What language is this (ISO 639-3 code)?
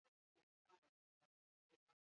eus